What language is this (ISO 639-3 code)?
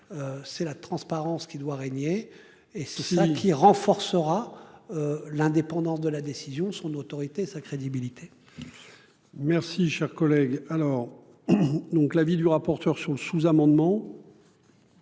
fra